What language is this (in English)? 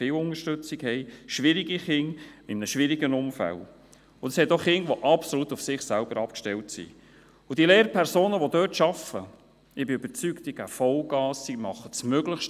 Swiss German